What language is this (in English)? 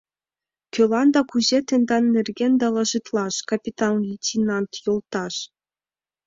Mari